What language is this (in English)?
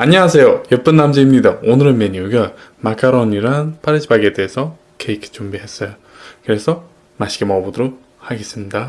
Korean